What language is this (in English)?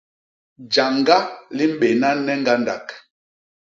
Basaa